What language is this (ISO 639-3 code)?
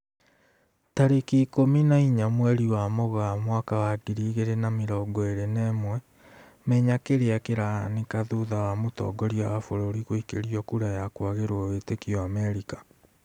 kik